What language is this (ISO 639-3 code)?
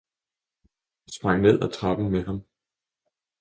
dan